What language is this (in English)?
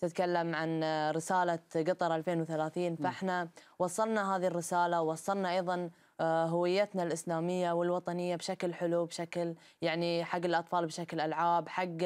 Arabic